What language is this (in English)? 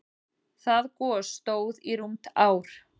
Icelandic